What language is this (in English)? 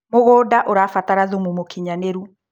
Kikuyu